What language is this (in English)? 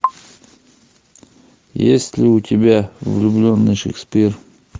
Russian